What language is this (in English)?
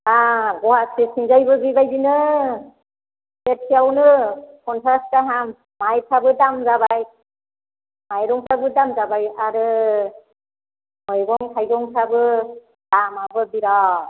Bodo